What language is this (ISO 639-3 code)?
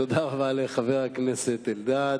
heb